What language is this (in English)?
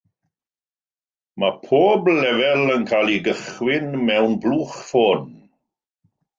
Welsh